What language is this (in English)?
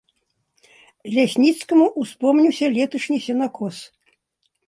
Belarusian